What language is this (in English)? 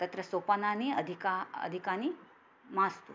Sanskrit